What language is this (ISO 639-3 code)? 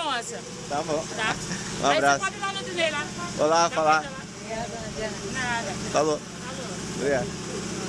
por